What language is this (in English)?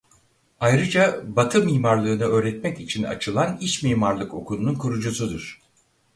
Turkish